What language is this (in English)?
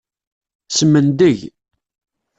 Kabyle